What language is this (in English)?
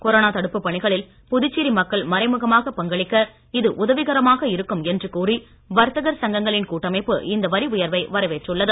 Tamil